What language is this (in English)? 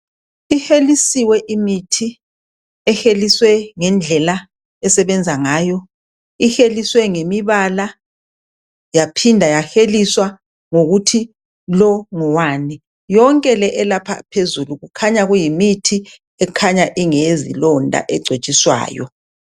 North Ndebele